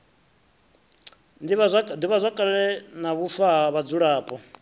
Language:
Venda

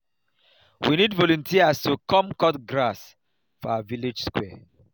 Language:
Nigerian Pidgin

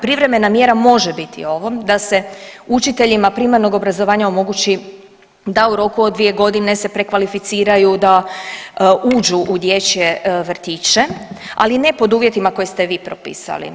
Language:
Croatian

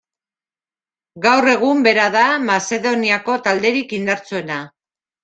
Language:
Basque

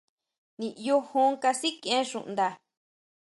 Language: Huautla Mazatec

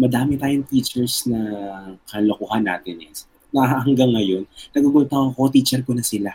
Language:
Filipino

